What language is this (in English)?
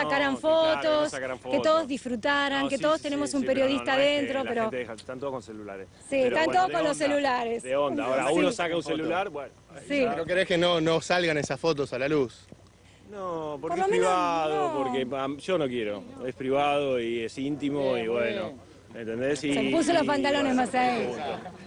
Spanish